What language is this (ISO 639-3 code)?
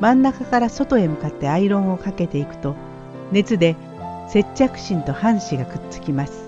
jpn